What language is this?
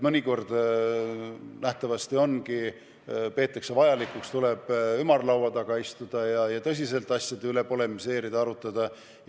Estonian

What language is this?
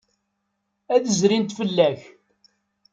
Kabyle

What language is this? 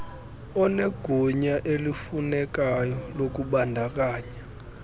Xhosa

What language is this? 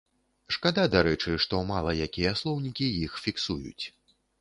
Belarusian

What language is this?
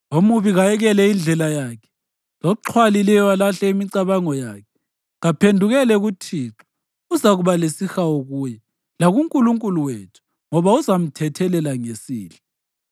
North Ndebele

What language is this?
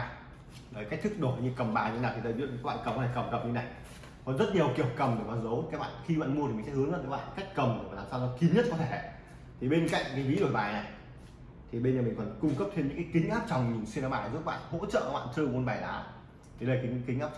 Vietnamese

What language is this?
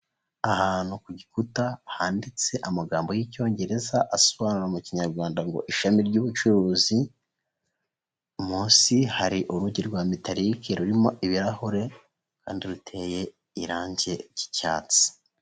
Kinyarwanda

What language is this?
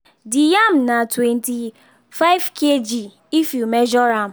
Nigerian Pidgin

